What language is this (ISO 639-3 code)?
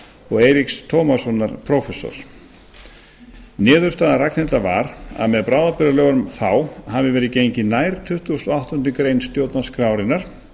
isl